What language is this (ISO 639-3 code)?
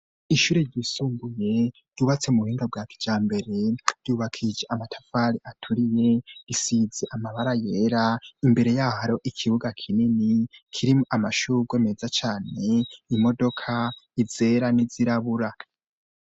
run